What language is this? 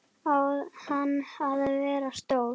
Icelandic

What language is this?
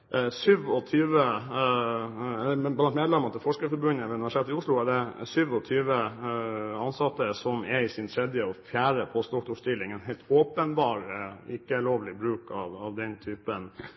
Norwegian Bokmål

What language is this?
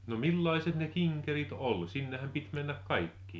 Finnish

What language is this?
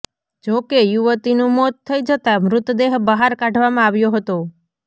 Gujarati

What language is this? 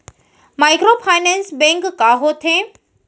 Chhattisgarhi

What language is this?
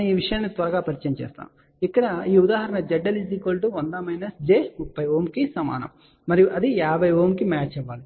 Telugu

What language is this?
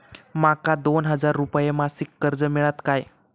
Marathi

